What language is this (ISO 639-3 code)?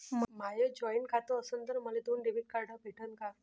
mar